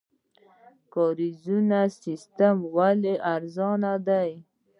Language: Pashto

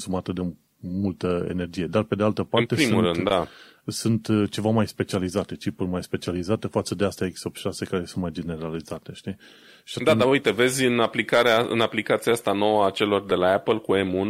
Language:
Romanian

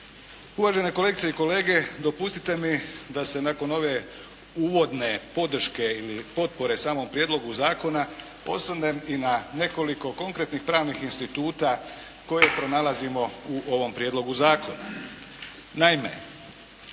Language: Croatian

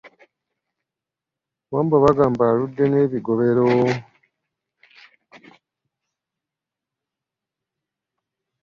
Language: Ganda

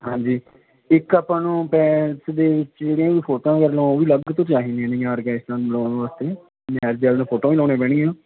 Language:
Punjabi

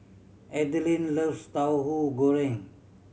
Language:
English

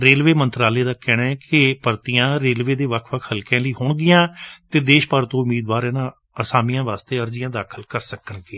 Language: Punjabi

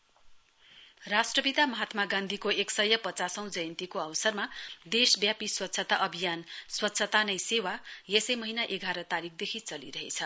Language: Nepali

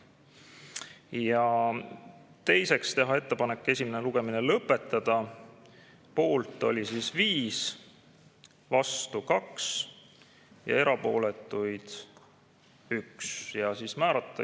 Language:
Estonian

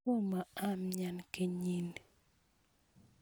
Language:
Kalenjin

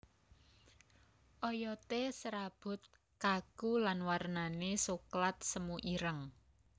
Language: Javanese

